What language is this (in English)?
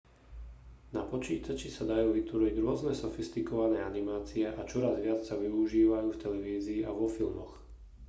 Slovak